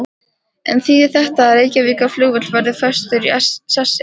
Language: Icelandic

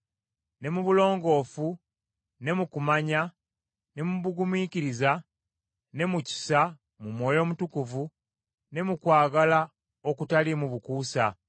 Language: Ganda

